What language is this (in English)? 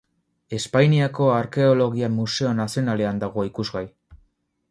Basque